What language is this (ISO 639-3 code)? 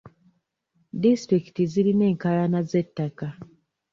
lug